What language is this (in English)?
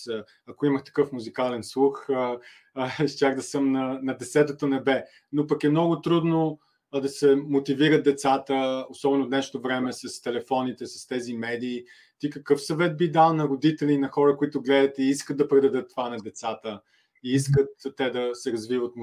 Bulgarian